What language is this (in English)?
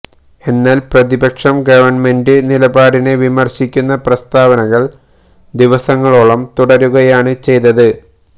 Malayalam